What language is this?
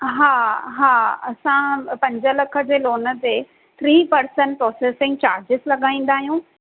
Sindhi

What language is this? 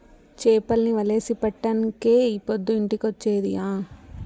Telugu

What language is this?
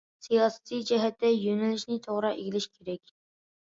Uyghur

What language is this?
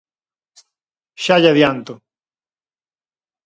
Galician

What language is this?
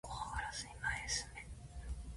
Japanese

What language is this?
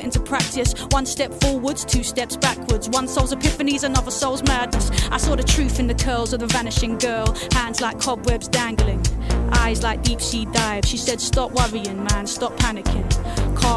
Greek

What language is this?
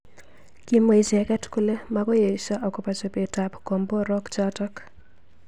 Kalenjin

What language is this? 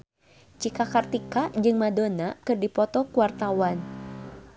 Sundanese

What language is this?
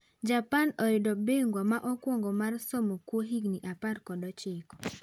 Luo (Kenya and Tanzania)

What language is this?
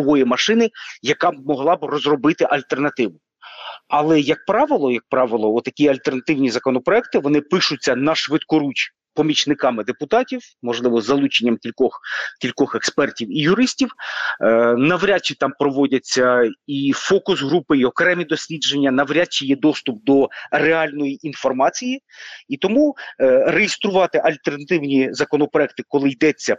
Ukrainian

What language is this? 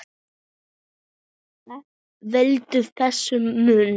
Icelandic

